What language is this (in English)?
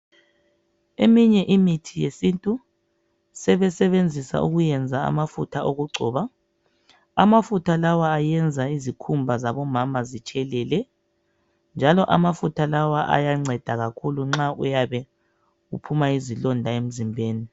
North Ndebele